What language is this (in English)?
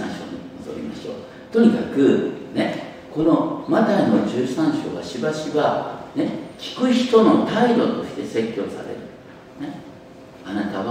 Japanese